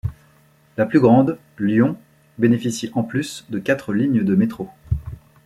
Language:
French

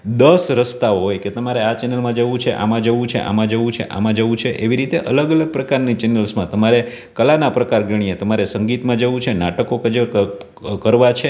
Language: Gujarati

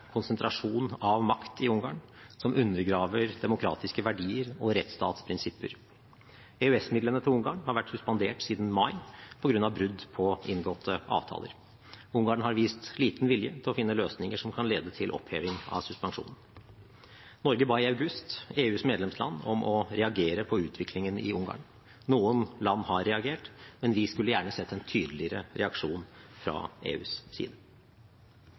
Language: Norwegian Bokmål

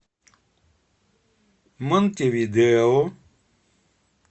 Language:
Russian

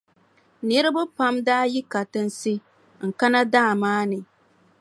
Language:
Dagbani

